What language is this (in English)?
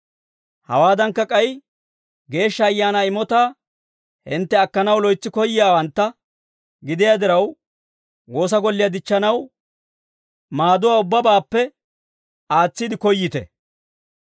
Dawro